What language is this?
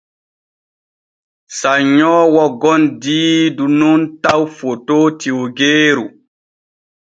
Borgu Fulfulde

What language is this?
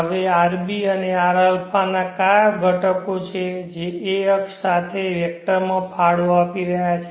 Gujarati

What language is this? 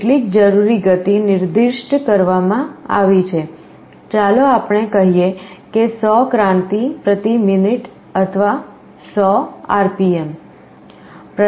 Gujarati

